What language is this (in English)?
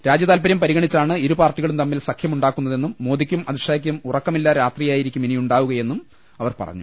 Malayalam